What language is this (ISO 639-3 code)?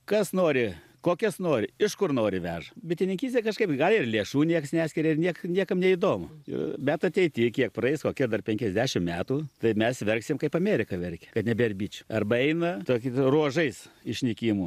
lit